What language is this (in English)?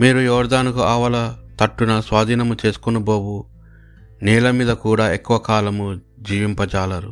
Telugu